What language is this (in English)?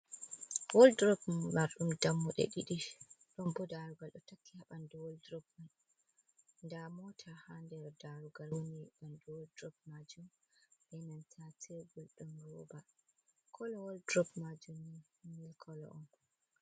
Fula